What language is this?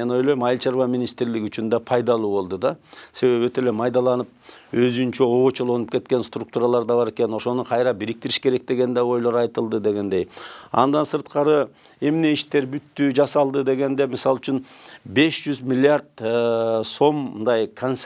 Turkish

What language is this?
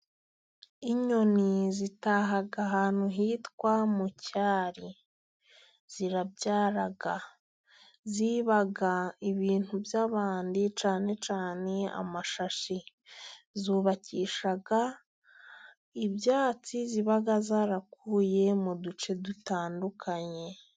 Kinyarwanda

